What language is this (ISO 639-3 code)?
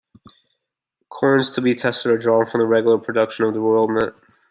eng